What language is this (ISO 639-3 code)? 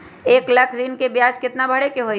mag